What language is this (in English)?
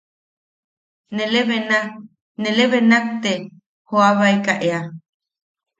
Yaqui